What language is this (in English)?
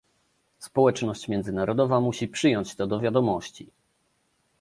Polish